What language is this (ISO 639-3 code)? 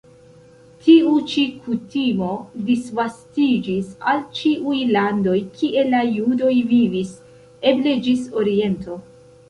epo